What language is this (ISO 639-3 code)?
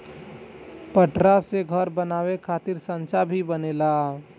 bho